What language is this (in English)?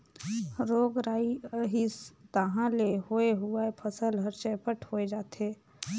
Chhattisgarhi